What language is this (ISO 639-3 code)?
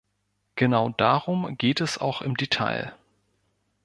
deu